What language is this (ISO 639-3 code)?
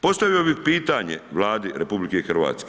hrv